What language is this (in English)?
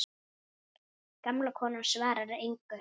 Icelandic